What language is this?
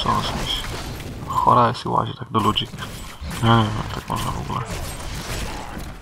Polish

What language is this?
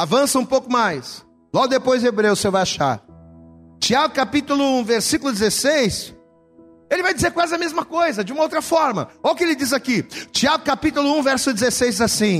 Portuguese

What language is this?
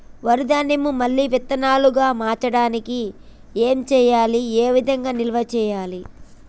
Telugu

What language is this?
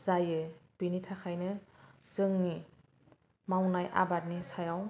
Bodo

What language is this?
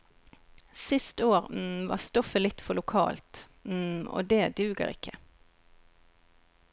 Norwegian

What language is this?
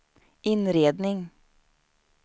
Swedish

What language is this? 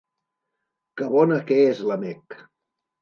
Catalan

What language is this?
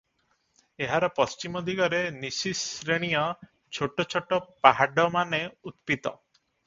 Odia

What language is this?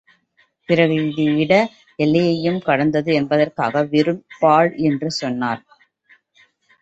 Tamil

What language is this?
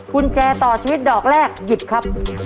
Thai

